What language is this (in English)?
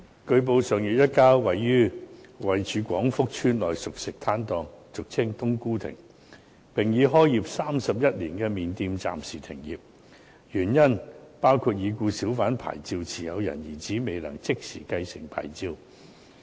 Cantonese